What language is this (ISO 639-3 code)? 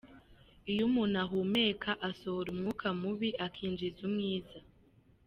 kin